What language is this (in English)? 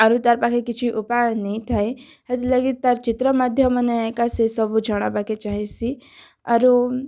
Odia